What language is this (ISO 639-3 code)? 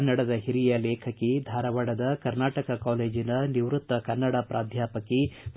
kan